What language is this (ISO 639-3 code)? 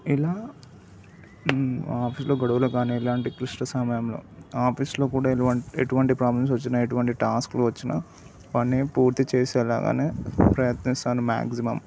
tel